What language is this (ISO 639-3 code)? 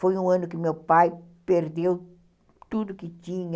por